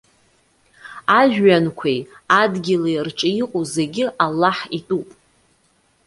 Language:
Abkhazian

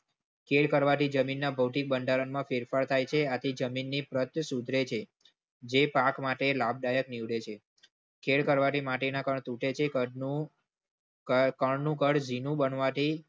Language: Gujarati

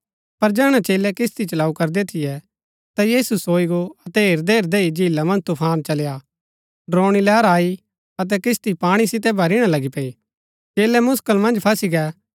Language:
Gaddi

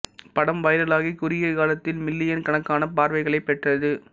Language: Tamil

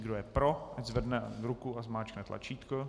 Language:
Czech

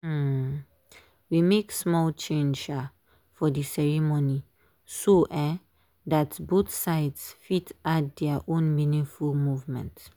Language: Nigerian Pidgin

